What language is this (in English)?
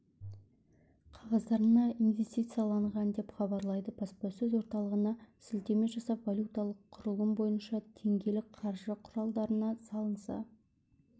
Kazakh